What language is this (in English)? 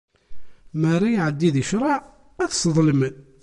Kabyle